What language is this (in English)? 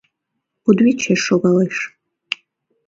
Mari